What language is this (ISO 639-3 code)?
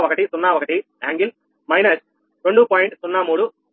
tel